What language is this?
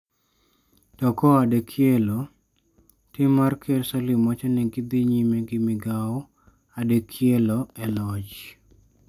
Luo (Kenya and Tanzania)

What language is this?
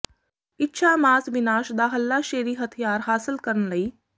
Punjabi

